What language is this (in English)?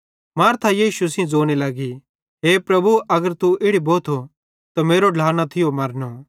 Bhadrawahi